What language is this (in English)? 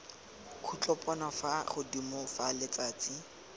Tswana